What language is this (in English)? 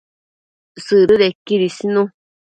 Matsés